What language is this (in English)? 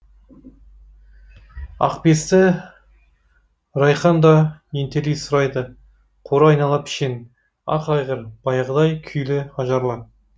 Kazakh